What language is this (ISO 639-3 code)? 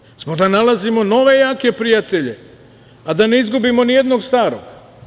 srp